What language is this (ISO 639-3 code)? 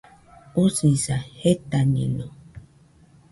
hux